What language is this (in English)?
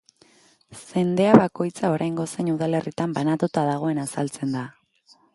Basque